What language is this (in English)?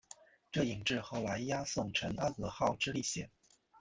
Chinese